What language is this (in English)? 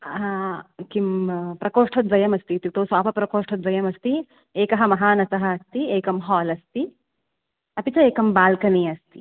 Sanskrit